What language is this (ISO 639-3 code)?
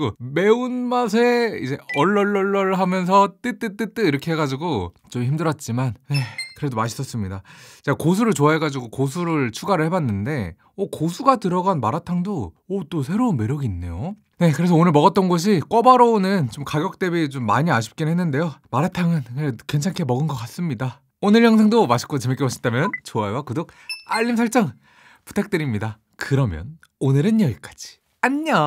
kor